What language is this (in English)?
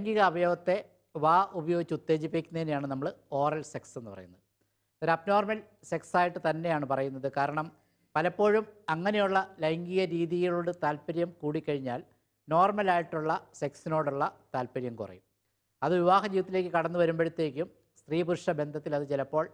Malayalam